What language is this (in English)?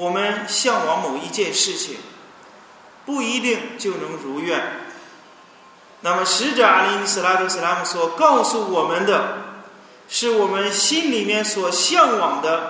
Chinese